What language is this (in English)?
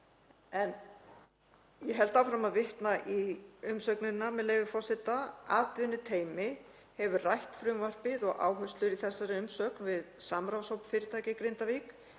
Icelandic